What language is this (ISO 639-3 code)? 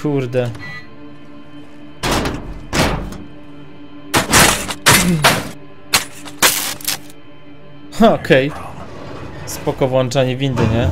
pol